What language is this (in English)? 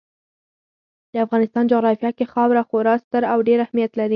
Pashto